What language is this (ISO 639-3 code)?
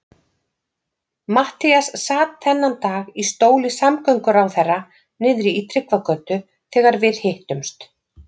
isl